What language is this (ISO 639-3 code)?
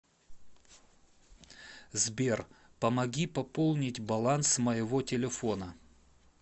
rus